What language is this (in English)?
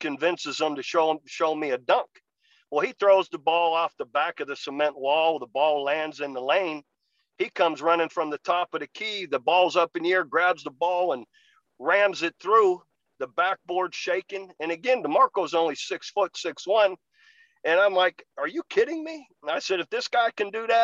English